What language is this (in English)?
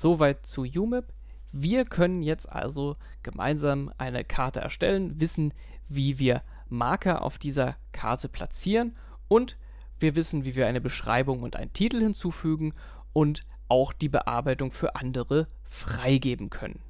German